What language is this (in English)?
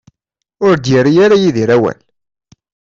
Kabyle